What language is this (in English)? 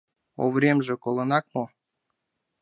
Mari